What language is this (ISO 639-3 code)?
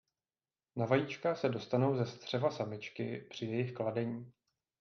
ces